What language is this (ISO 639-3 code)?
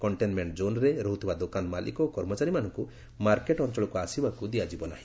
ori